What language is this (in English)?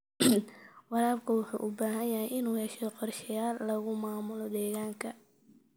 Somali